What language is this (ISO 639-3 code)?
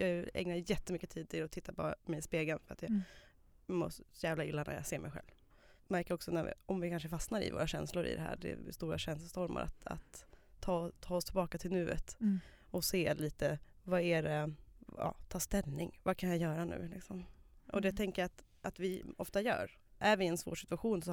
swe